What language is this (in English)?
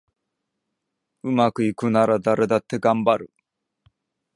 Japanese